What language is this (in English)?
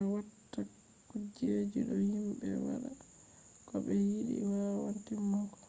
Fula